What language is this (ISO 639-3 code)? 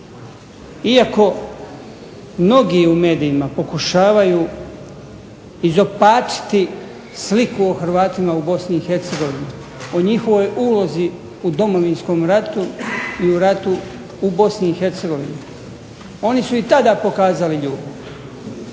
hrv